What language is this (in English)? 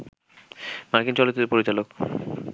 Bangla